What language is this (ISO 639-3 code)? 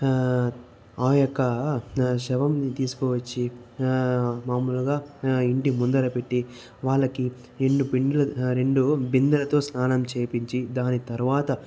tel